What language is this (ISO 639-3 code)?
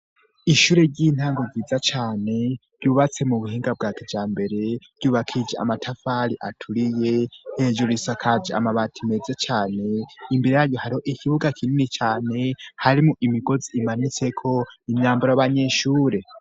run